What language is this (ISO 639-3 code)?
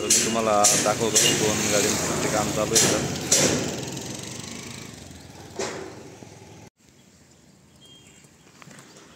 mar